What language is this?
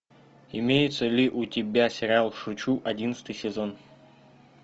Russian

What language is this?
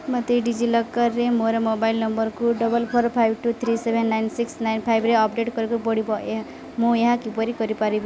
Odia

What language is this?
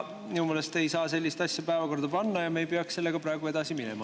Estonian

